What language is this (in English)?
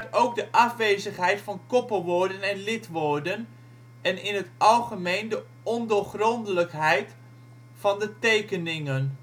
Dutch